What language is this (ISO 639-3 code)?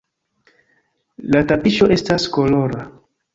epo